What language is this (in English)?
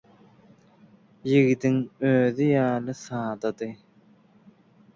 Turkmen